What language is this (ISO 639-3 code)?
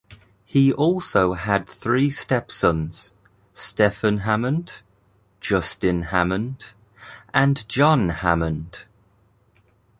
eng